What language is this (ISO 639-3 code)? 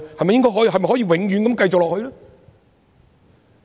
yue